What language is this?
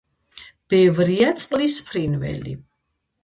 Georgian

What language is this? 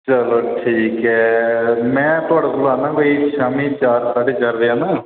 Dogri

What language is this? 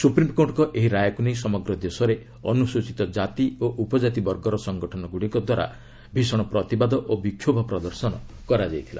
Odia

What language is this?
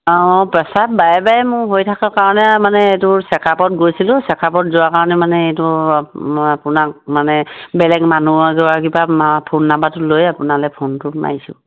Assamese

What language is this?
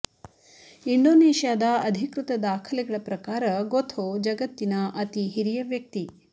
Kannada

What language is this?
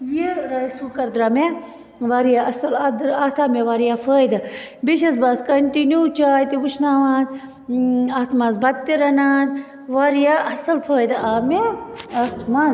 Kashmiri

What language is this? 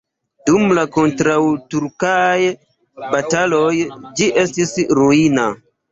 Esperanto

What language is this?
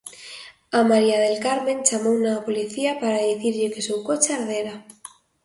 Galician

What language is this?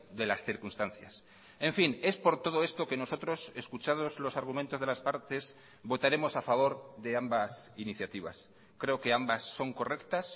Spanish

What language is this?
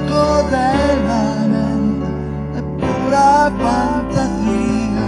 Italian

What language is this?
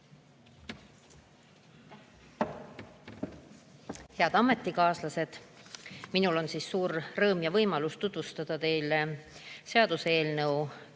Estonian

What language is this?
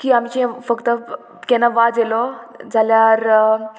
Konkani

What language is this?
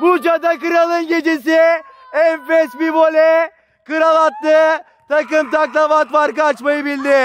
Turkish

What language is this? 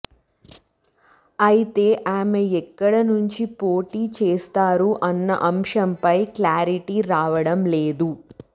Telugu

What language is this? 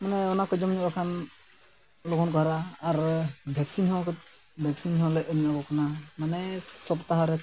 Santali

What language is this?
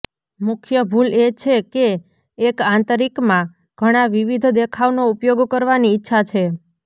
Gujarati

